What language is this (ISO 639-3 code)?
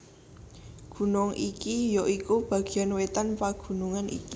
jav